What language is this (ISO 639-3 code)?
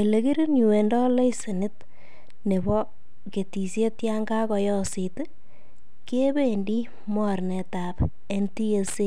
kln